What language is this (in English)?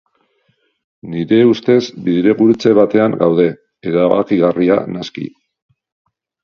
Basque